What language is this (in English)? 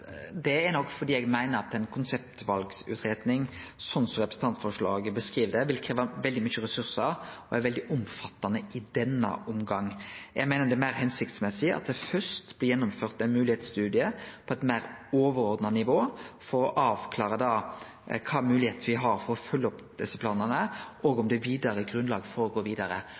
Norwegian Nynorsk